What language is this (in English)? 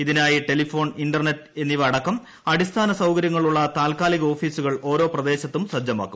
Malayalam